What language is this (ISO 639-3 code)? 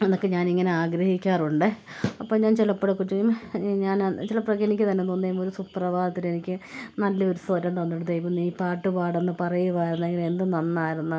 mal